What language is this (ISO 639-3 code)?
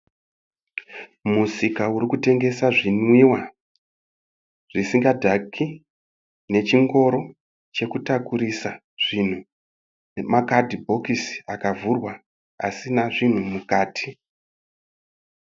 sna